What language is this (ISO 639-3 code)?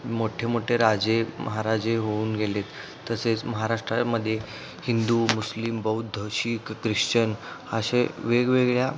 mar